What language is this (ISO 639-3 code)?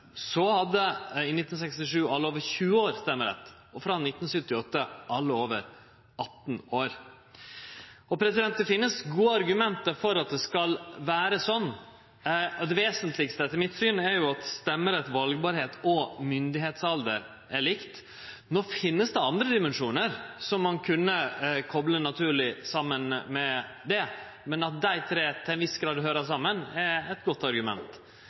nno